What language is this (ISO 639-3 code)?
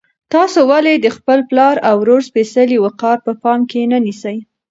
pus